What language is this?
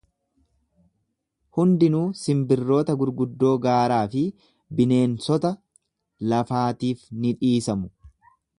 Oromo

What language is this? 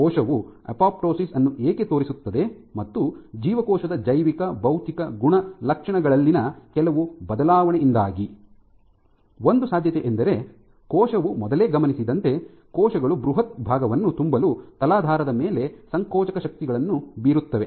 Kannada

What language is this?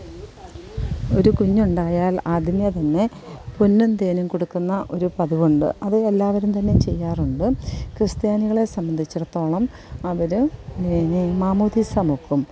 Malayalam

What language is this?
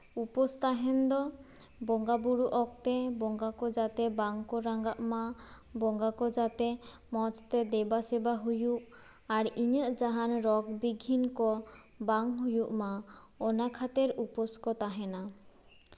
Santali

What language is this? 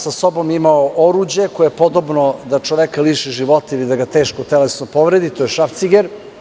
Serbian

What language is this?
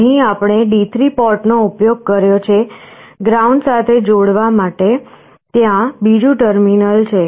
Gujarati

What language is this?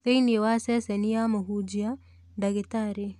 Kikuyu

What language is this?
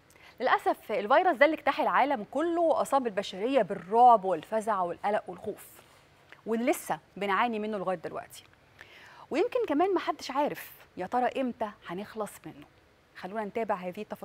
Arabic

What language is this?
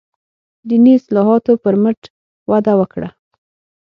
Pashto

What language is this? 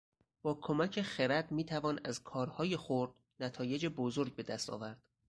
Persian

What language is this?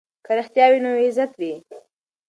Pashto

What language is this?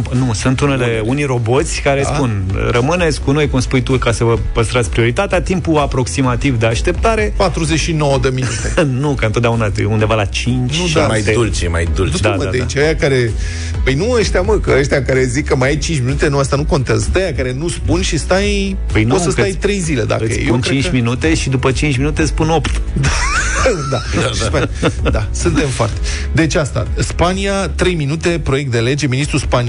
Romanian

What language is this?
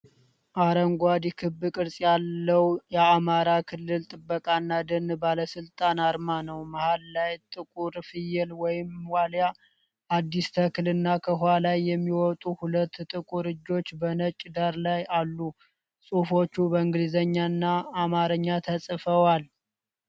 Amharic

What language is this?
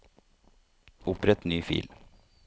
Norwegian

